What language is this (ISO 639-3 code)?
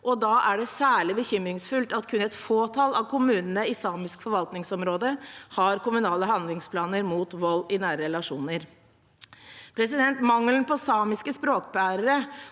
nor